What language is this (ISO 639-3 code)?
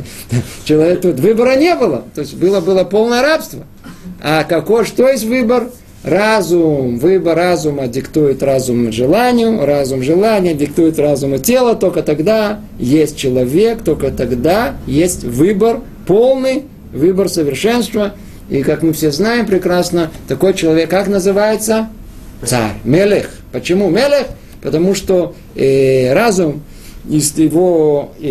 rus